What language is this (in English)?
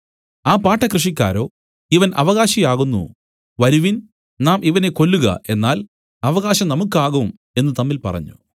Malayalam